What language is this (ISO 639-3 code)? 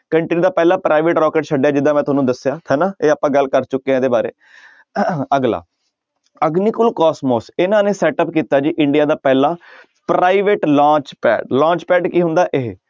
pan